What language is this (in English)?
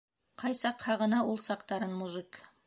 Bashkir